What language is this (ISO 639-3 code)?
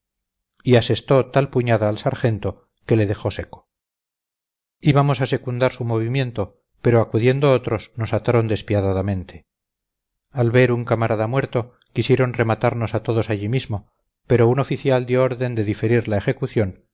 spa